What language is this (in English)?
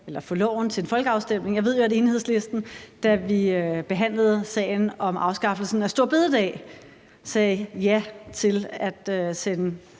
Danish